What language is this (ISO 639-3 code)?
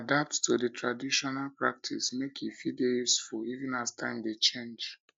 pcm